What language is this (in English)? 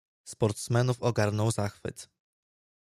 Polish